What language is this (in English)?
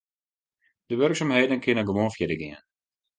Western Frisian